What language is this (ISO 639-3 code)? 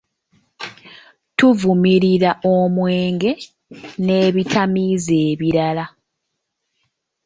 lug